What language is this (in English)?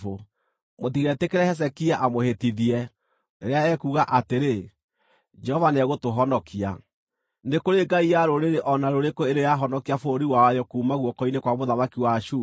Kikuyu